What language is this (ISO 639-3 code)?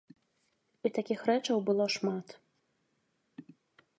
bel